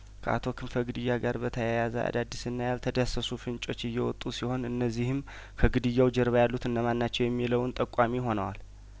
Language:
Amharic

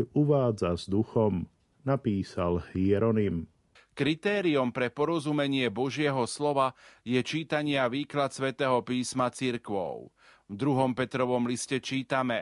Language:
Slovak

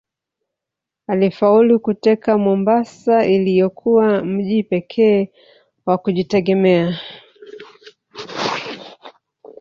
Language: Swahili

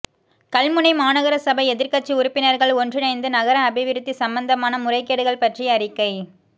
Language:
Tamil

